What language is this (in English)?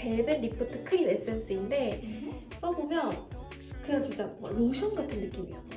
Korean